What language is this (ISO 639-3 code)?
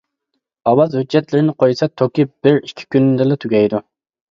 uig